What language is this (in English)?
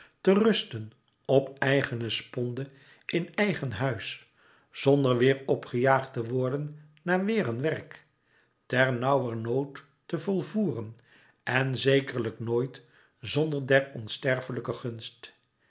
Dutch